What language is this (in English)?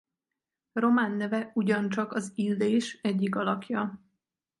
Hungarian